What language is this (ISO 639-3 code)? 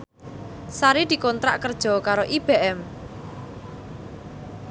jav